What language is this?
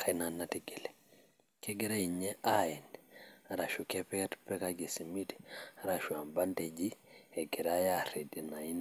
Masai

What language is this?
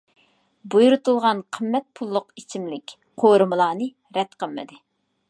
Uyghur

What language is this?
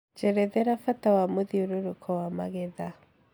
Kikuyu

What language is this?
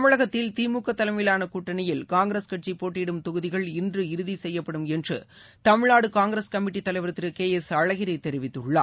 Tamil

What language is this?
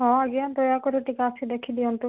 Odia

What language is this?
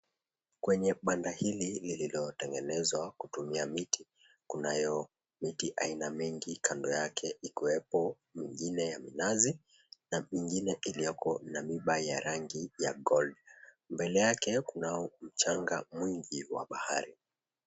Swahili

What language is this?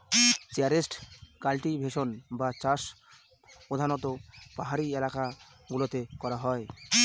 Bangla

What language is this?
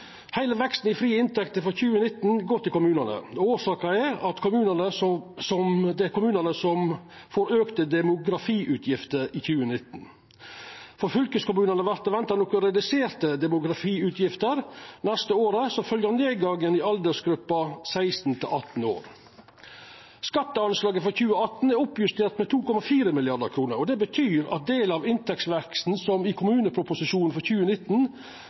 Norwegian Nynorsk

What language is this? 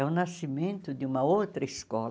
Portuguese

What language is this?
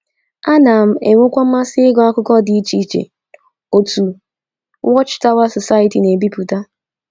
Igbo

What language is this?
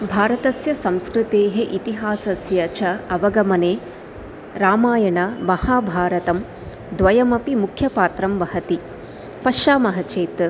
Sanskrit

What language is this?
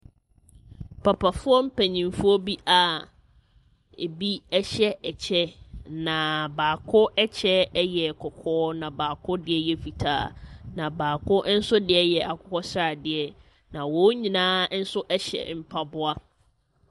Akan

